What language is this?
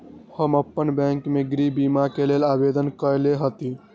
Magahi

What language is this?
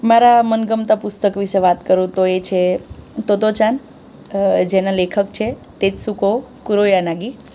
Gujarati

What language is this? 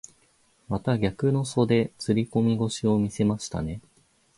Japanese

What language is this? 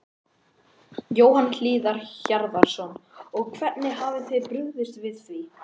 Icelandic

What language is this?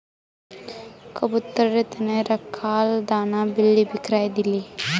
Magahi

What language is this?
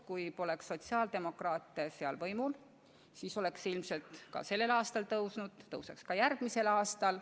Estonian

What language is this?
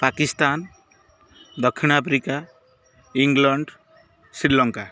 Odia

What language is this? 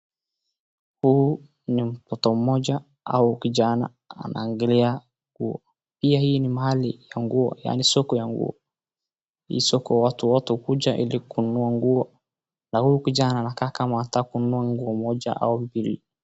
Swahili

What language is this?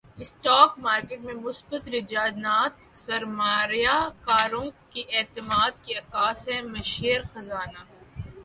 Urdu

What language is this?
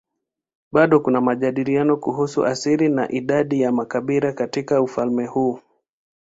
Swahili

